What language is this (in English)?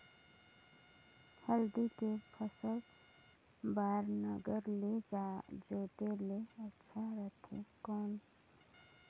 Chhattisgarhi